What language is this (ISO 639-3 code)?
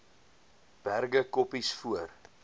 afr